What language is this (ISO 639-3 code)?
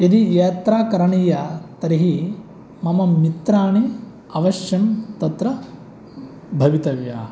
san